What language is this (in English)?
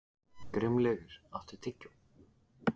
Icelandic